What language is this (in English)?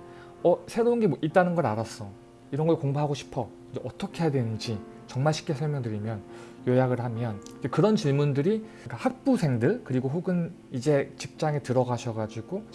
Korean